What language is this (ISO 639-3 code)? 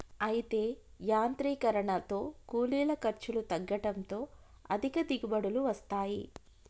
tel